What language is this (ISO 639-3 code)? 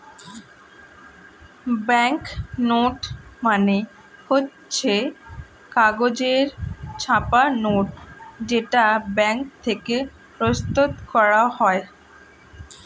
ben